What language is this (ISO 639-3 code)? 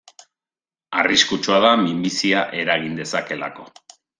eus